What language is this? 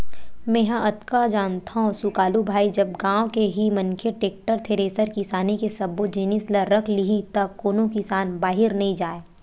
Chhattisgarhi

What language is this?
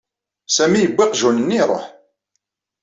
Kabyle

